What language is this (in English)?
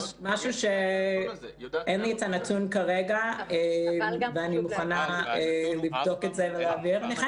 Hebrew